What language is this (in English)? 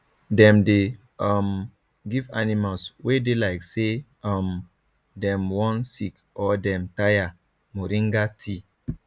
Nigerian Pidgin